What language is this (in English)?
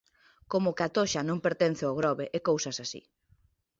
Galician